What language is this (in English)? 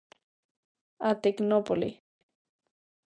Galician